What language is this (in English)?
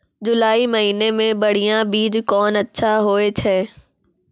Maithili